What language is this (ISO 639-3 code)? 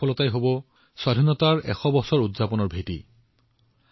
asm